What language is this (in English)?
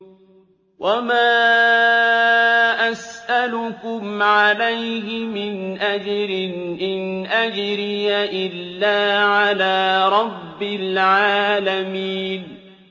Arabic